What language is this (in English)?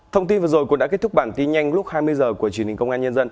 Vietnamese